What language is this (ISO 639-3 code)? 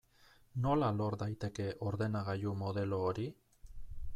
eus